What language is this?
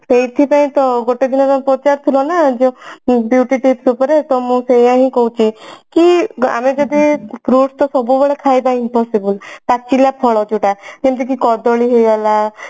Odia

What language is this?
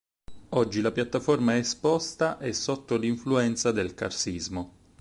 Italian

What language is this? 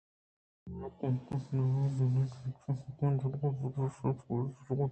Eastern Balochi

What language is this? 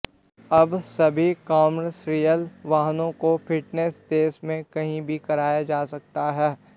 Hindi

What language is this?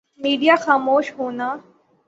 Urdu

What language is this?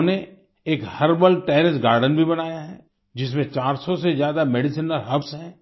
Hindi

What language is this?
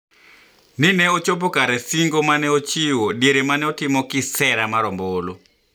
Luo (Kenya and Tanzania)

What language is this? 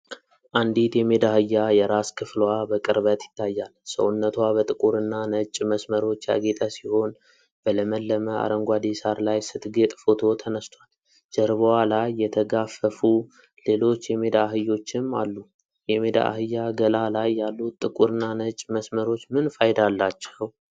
Amharic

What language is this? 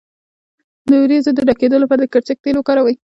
Pashto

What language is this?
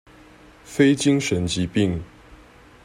Chinese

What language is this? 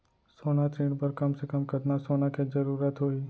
Chhattisgarhi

